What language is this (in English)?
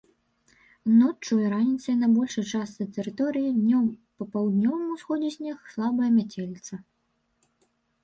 Belarusian